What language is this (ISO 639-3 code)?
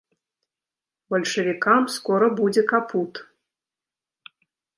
bel